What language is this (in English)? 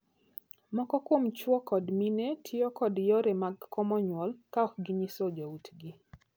Luo (Kenya and Tanzania)